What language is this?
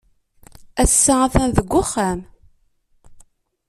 Kabyle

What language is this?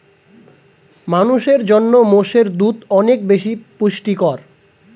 Bangla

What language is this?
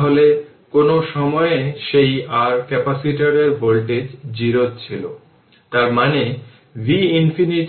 Bangla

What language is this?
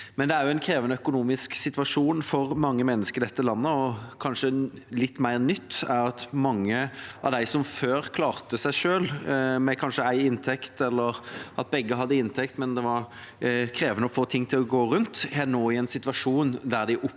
Norwegian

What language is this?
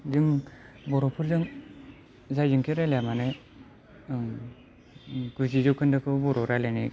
Bodo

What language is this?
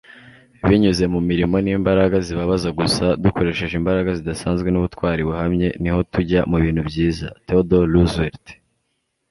Kinyarwanda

